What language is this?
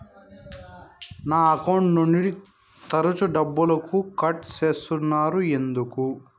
Telugu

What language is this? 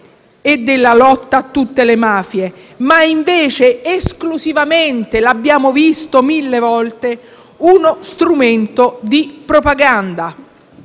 Italian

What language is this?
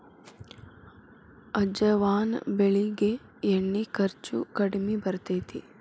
Kannada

